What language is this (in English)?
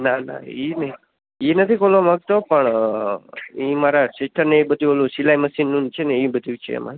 Gujarati